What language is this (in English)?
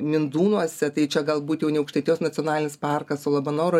Lithuanian